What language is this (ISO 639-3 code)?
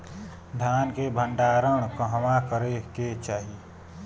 bho